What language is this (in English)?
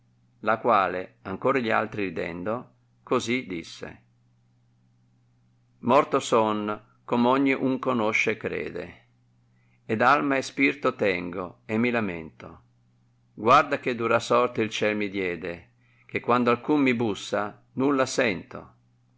Italian